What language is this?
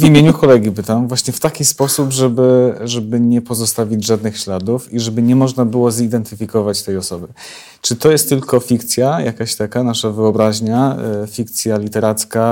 Polish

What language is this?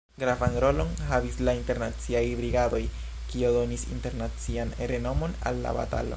Esperanto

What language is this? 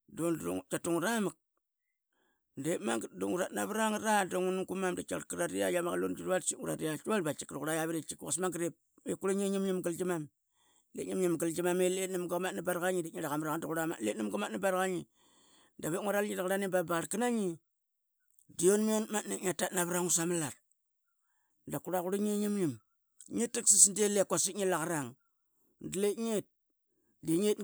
Qaqet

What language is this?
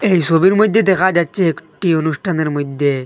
Bangla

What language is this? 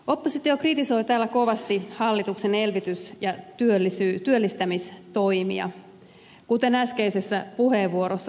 Finnish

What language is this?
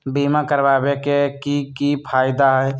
Magahi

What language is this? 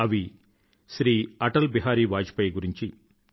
Telugu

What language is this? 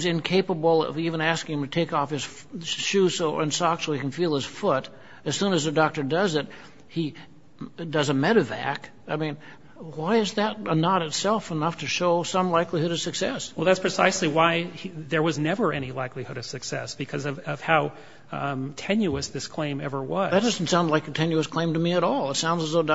English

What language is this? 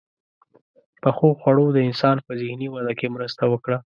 Pashto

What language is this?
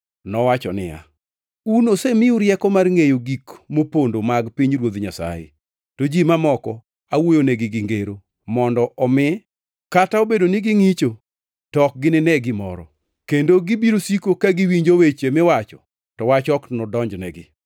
Luo (Kenya and Tanzania)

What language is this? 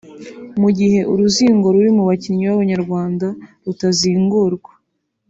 Kinyarwanda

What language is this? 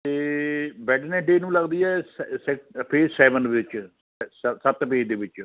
Punjabi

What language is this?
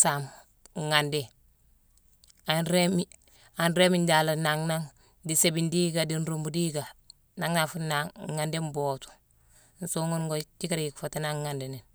Mansoanka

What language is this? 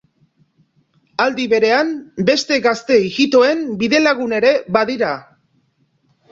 Basque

